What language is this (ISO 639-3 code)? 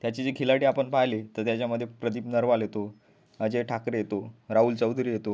mar